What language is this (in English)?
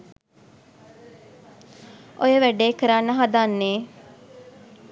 Sinhala